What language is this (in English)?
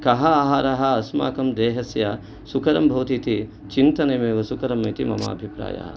Sanskrit